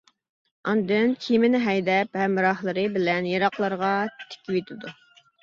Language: Uyghur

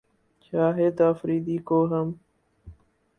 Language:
Urdu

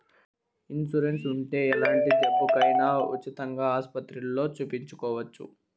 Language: Telugu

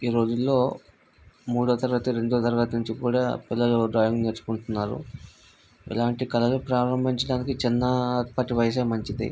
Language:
Telugu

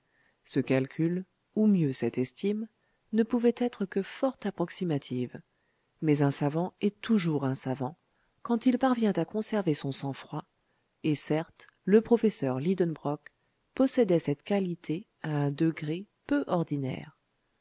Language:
French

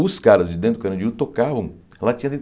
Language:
Portuguese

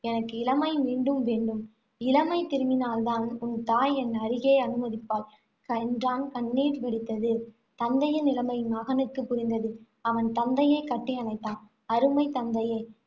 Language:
Tamil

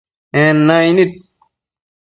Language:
Matsés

